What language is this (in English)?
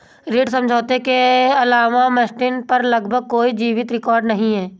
Hindi